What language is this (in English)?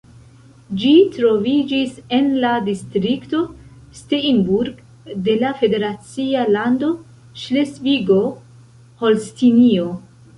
Esperanto